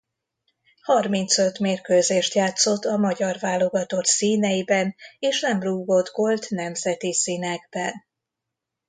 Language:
Hungarian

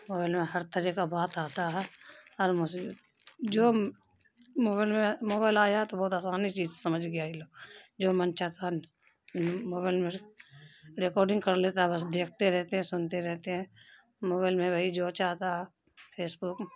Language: Urdu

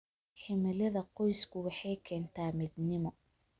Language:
Somali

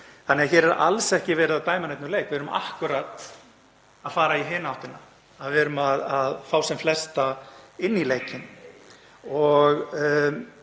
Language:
Icelandic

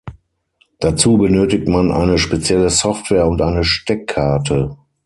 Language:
German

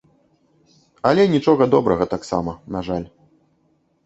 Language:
Belarusian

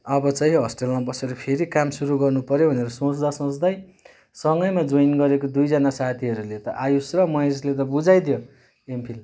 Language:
Nepali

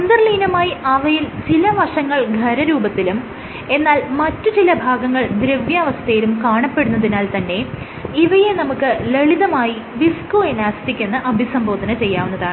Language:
Malayalam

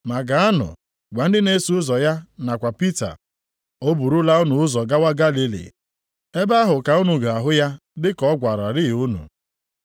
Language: Igbo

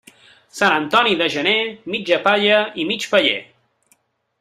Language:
Catalan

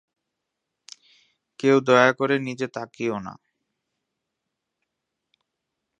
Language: Bangla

